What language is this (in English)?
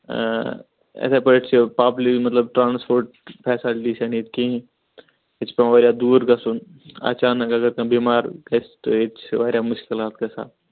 Kashmiri